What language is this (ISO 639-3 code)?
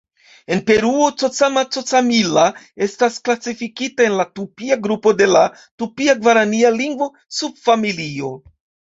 epo